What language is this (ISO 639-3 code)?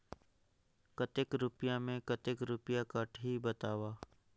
hne